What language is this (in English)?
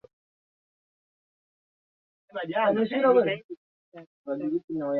Swahili